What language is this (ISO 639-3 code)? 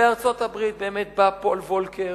heb